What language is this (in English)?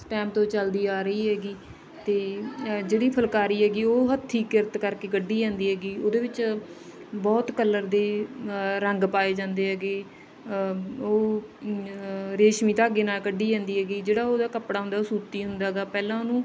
Punjabi